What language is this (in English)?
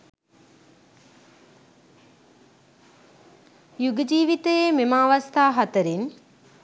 Sinhala